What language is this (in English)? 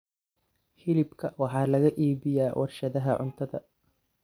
Somali